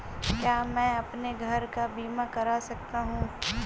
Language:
Hindi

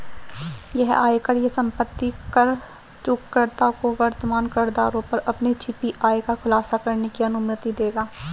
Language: Hindi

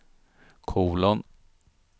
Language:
Swedish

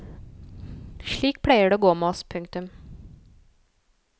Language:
Norwegian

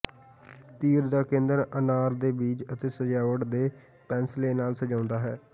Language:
Punjabi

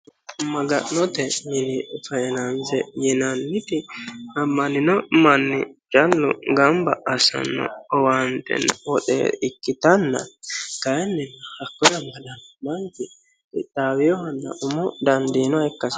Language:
Sidamo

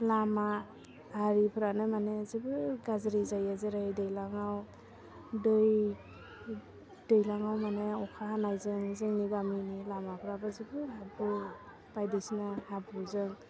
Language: Bodo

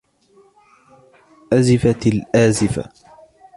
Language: Arabic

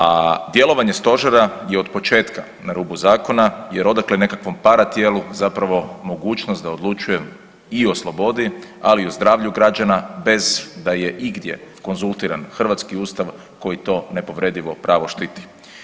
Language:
Croatian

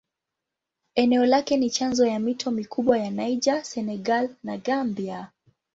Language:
Swahili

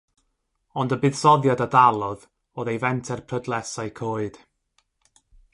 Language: Welsh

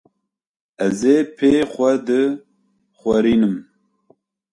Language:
Kurdish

